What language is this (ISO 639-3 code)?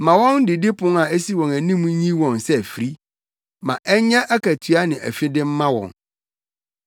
aka